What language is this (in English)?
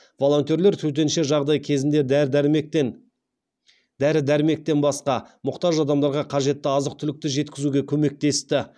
Kazakh